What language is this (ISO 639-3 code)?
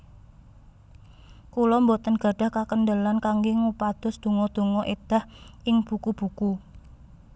jav